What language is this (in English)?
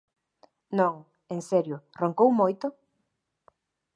Galician